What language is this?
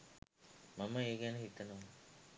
Sinhala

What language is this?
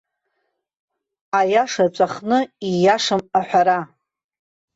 Abkhazian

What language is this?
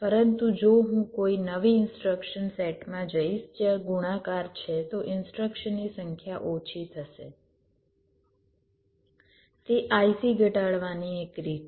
Gujarati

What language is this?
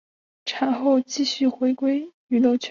Chinese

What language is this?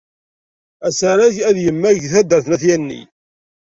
Kabyle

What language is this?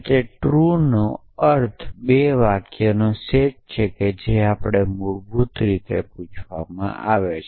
Gujarati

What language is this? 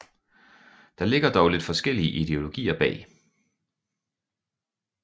Danish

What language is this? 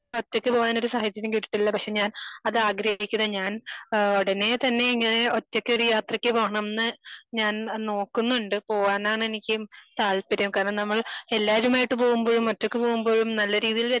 Malayalam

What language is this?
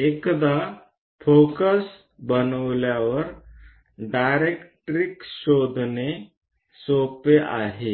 Marathi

